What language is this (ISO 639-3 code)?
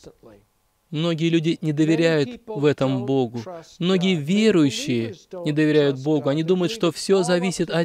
rus